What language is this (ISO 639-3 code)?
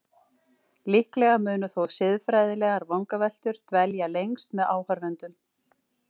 isl